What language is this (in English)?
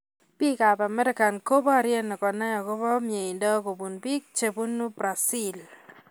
Kalenjin